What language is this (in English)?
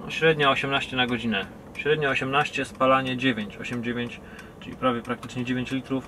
Polish